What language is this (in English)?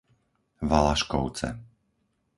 Slovak